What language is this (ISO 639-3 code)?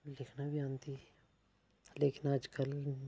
doi